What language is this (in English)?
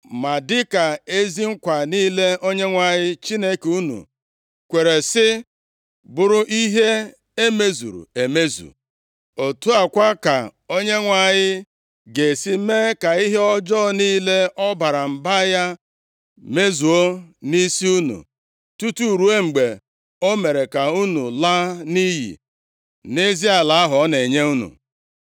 Igbo